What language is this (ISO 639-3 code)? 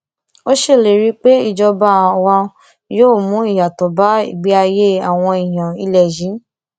yor